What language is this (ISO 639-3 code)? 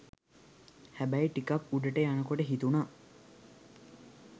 sin